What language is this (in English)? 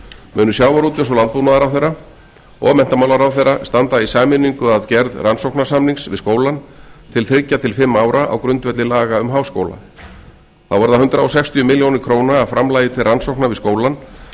Icelandic